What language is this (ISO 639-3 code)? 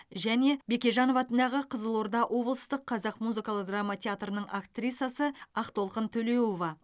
kaz